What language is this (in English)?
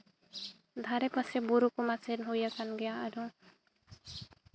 Santali